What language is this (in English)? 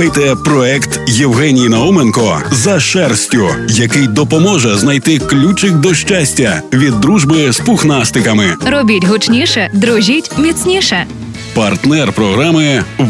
Ukrainian